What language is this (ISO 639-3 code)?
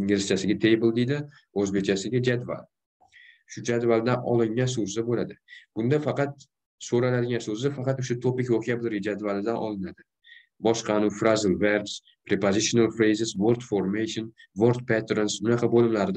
tur